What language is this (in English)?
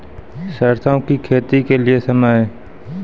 Maithili